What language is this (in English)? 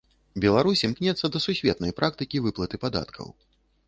Belarusian